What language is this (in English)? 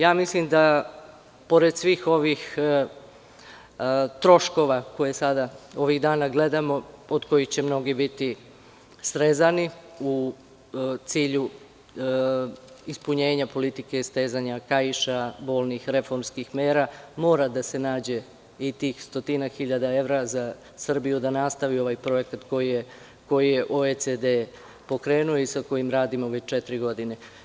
Serbian